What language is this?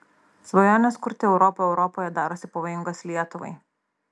Lithuanian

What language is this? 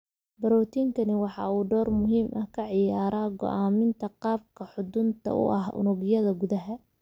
Somali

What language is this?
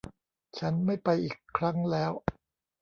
Thai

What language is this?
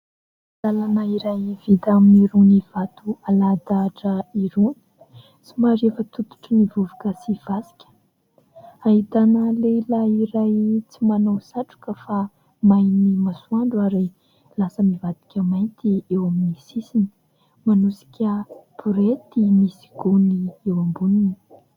Malagasy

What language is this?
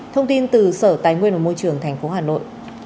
Vietnamese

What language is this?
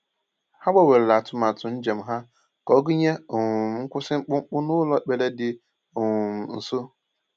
Igbo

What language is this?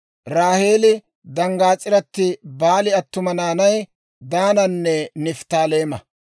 Dawro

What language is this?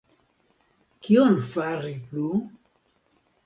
Esperanto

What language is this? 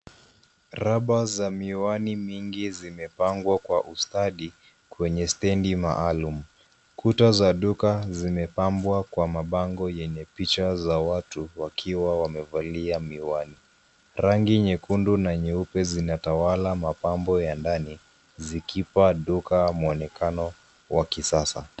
Swahili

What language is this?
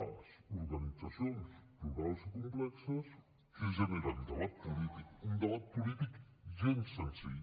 Catalan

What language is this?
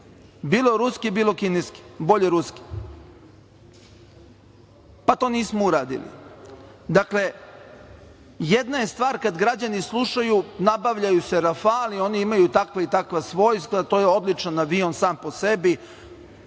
Serbian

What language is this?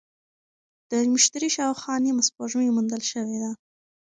Pashto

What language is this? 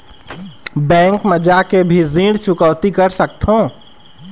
Chhattisgarhi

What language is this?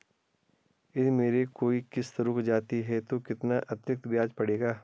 Hindi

